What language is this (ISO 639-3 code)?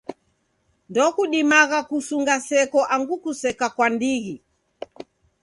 dav